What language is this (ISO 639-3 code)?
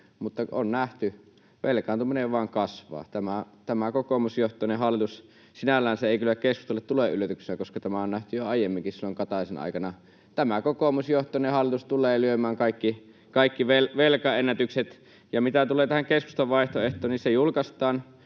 fin